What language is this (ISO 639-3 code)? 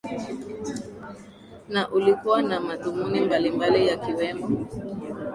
swa